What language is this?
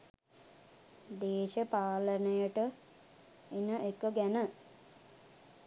Sinhala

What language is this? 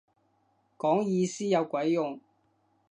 Cantonese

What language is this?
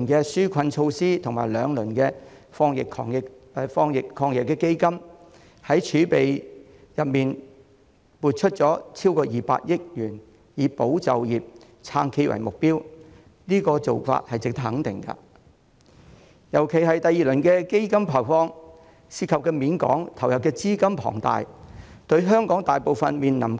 Cantonese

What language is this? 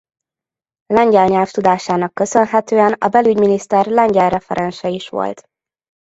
Hungarian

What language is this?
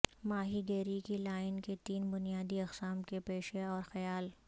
Urdu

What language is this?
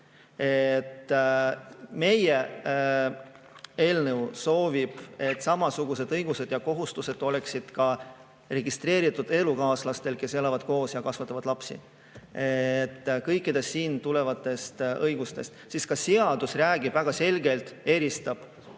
Estonian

